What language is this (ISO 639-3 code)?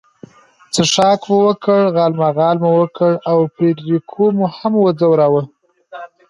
pus